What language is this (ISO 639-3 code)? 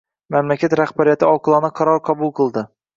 uzb